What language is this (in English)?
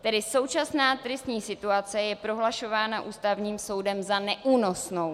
Czech